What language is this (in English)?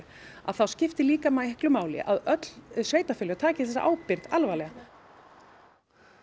Icelandic